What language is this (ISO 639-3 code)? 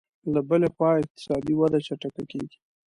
pus